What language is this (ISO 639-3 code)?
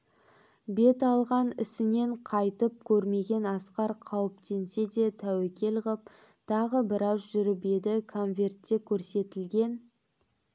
kaz